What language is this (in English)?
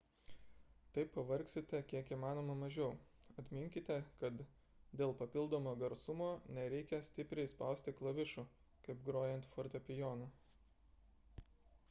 Lithuanian